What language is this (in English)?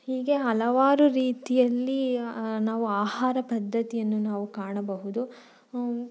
Kannada